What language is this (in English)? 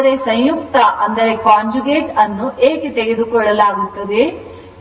Kannada